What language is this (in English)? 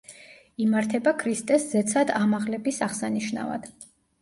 Georgian